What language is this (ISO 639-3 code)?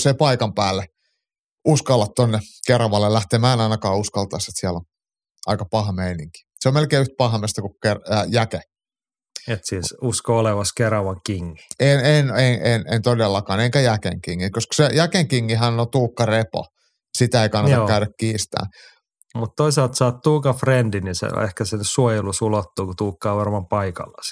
fin